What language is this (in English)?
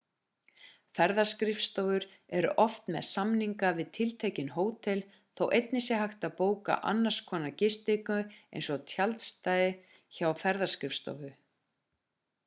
Icelandic